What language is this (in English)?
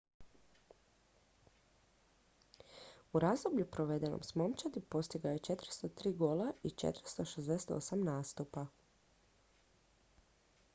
Croatian